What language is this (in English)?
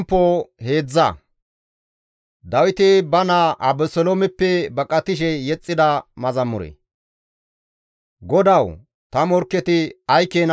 Gamo